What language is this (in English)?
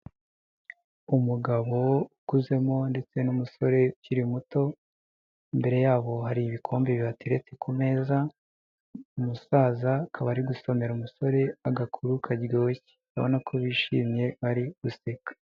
Kinyarwanda